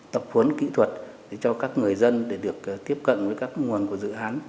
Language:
Vietnamese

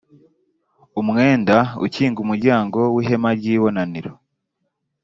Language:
Kinyarwanda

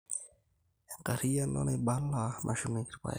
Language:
Masai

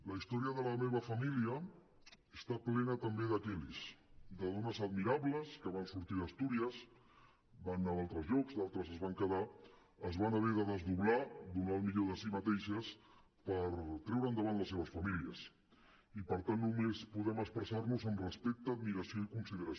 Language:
Catalan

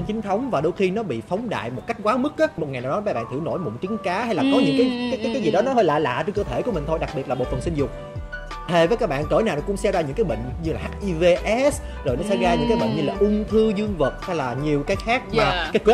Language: Vietnamese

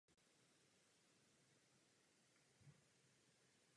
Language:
Czech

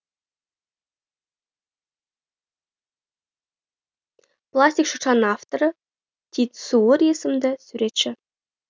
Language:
Kazakh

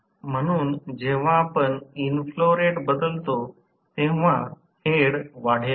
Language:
Marathi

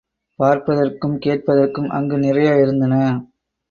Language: Tamil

